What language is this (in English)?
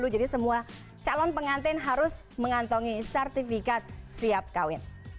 Indonesian